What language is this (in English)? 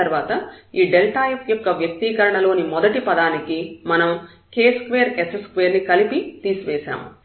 Telugu